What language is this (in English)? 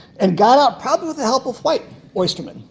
English